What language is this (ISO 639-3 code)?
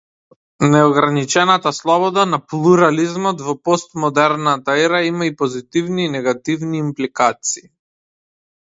mkd